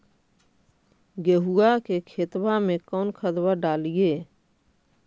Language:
Magahi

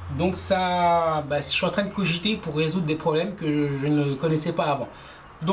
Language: French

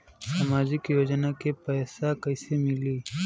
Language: Bhojpuri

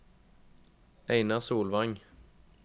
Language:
Norwegian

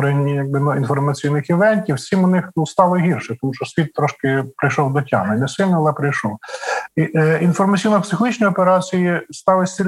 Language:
Ukrainian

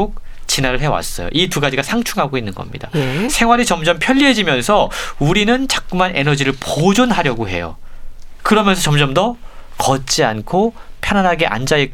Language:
Korean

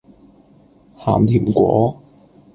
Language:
Cantonese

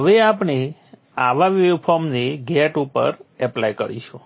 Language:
Gujarati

